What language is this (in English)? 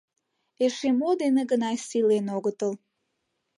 Mari